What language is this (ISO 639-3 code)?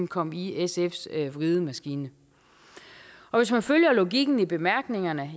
dan